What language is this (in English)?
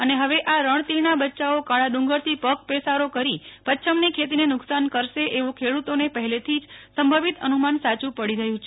Gujarati